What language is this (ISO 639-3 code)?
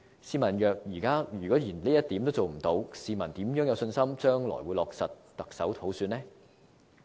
yue